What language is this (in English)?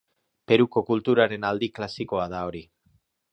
Basque